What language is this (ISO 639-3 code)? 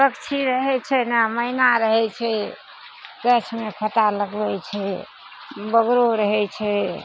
mai